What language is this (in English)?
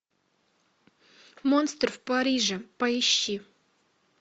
Russian